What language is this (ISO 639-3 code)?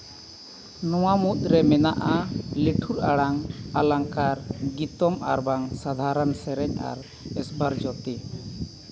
sat